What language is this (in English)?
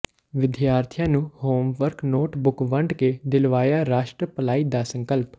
Punjabi